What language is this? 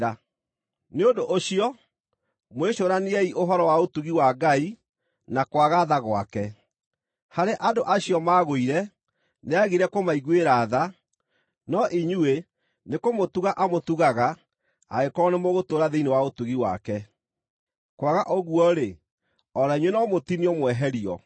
Kikuyu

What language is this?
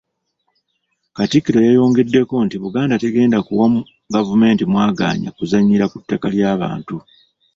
Ganda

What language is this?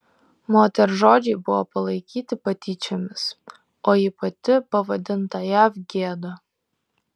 Lithuanian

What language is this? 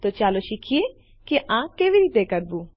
Gujarati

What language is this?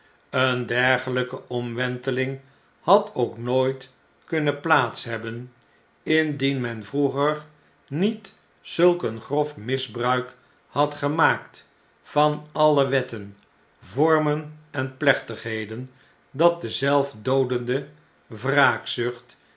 Dutch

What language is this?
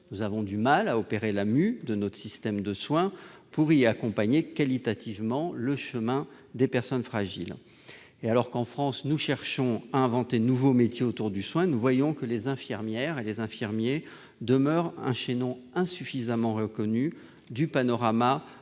French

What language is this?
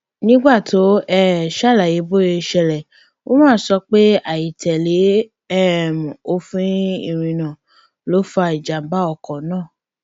Yoruba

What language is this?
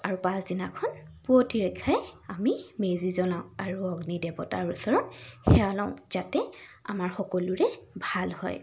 Assamese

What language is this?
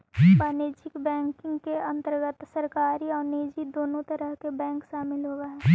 Magahi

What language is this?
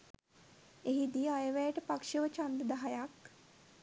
Sinhala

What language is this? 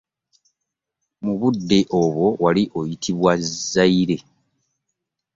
Ganda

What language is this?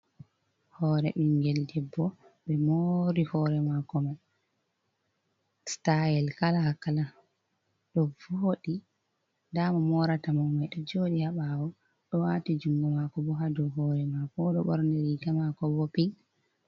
Fula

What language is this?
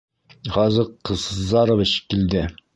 Bashkir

